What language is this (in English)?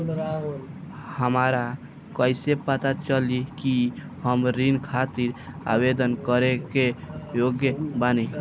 Bhojpuri